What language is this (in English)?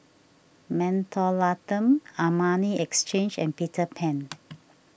English